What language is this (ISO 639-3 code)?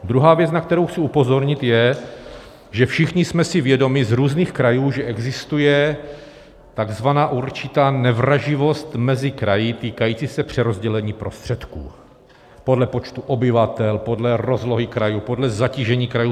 ces